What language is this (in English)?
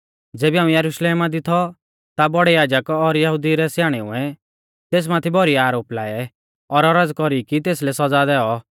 Mahasu Pahari